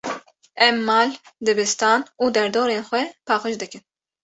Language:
Kurdish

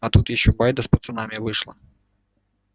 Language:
Russian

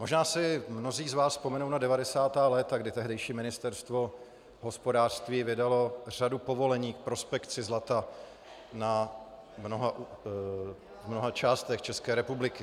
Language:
Czech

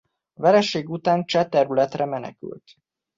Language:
Hungarian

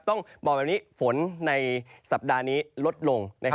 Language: Thai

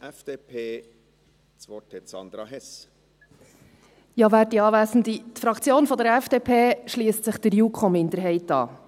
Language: Swiss German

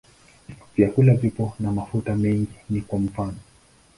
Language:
Swahili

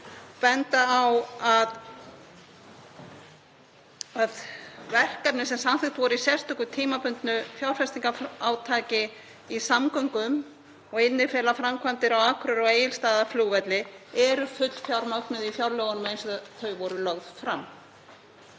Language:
Icelandic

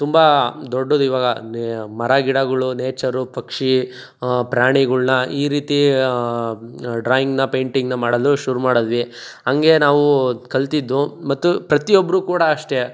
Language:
Kannada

